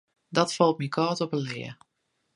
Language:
Western Frisian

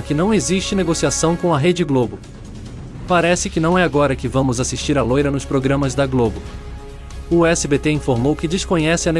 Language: Portuguese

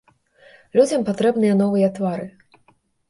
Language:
Belarusian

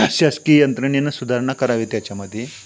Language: Marathi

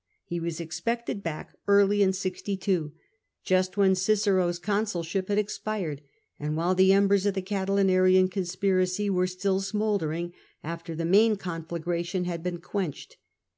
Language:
English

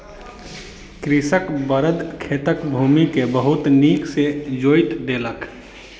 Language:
Maithili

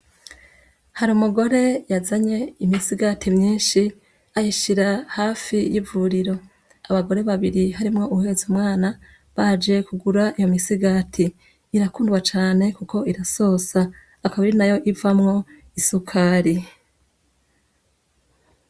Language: Rundi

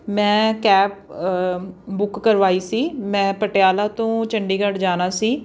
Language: Punjabi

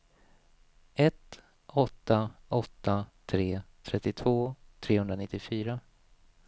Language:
Swedish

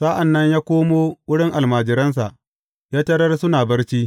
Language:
Hausa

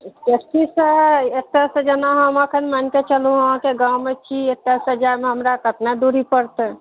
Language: Maithili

